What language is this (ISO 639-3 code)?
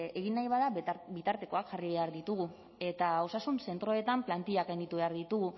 eus